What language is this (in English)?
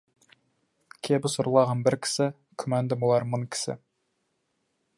Kazakh